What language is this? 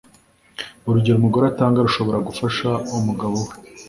Kinyarwanda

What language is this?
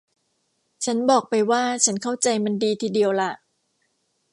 Thai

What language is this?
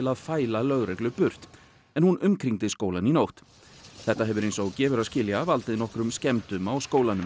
Icelandic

